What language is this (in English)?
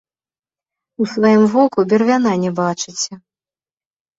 Belarusian